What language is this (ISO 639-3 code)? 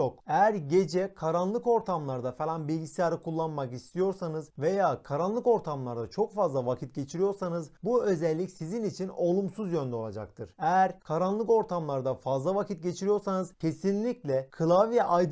tur